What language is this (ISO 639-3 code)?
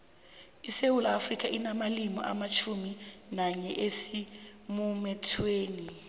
nbl